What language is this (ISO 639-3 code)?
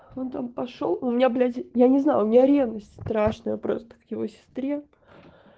rus